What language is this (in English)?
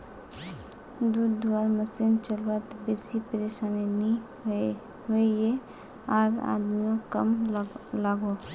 Magahi